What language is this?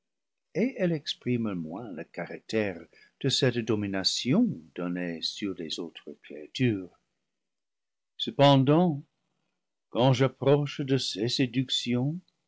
French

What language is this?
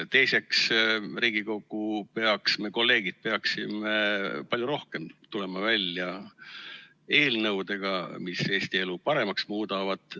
Estonian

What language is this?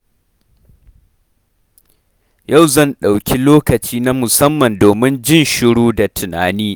Hausa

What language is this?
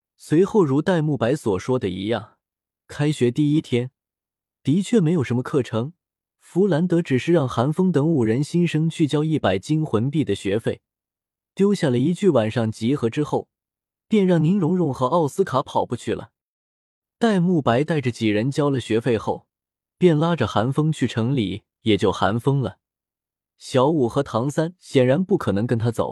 Chinese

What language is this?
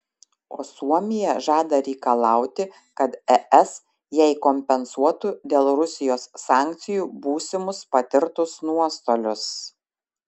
Lithuanian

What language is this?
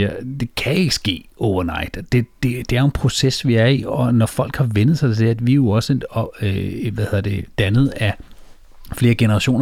Danish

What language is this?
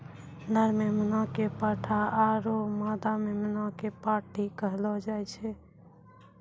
Maithili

